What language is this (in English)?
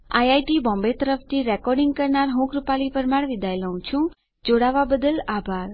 Gujarati